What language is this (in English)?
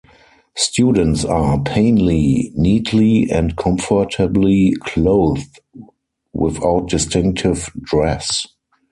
English